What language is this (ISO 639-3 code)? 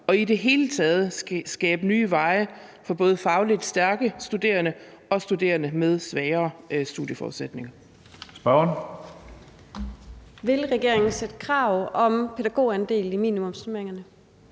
dan